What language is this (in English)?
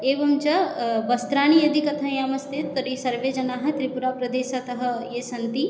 Sanskrit